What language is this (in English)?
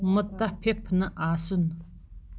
Kashmiri